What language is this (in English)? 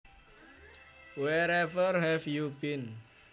Javanese